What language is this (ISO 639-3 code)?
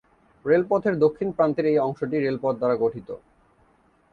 ben